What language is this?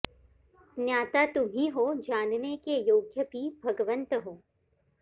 Sanskrit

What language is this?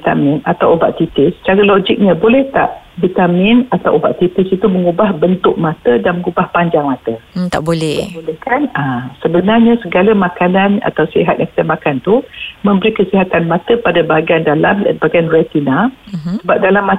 Malay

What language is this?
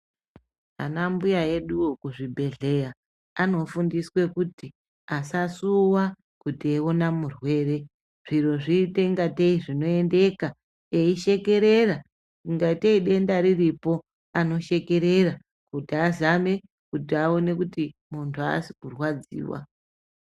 Ndau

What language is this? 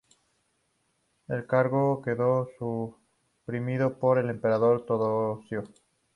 Spanish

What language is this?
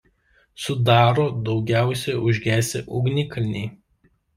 Lithuanian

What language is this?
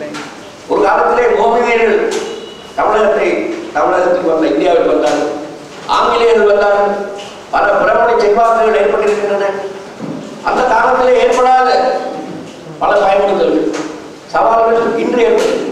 Romanian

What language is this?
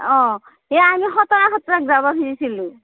Assamese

